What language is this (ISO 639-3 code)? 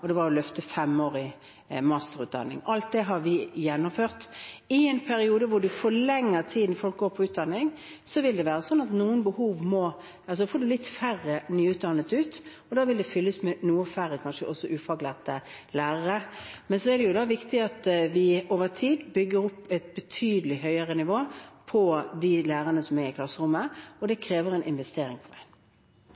nob